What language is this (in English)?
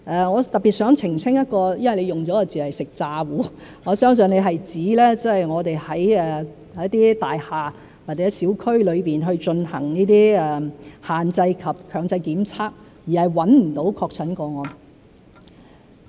Cantonese